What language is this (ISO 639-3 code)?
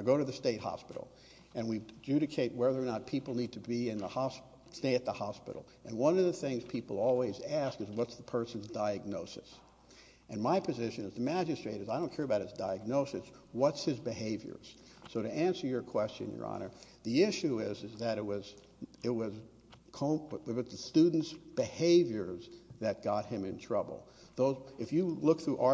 eng